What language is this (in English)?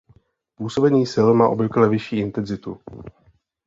Czech